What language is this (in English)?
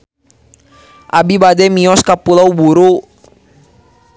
Sundanese